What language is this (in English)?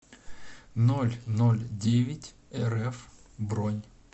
Russian